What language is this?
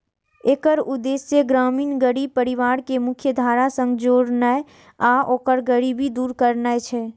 Maithili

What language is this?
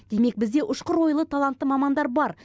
Kazakh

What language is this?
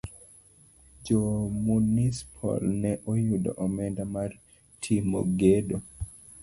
Luo (Kenya and Tanzania)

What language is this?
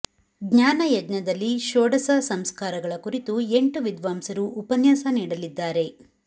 Kannada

